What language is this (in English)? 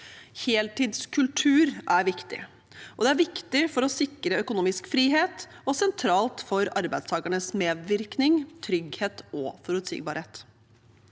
Norwegian